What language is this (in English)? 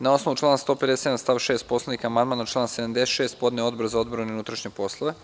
Serbian